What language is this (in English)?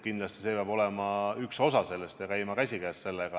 Estonian